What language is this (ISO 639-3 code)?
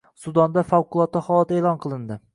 uzb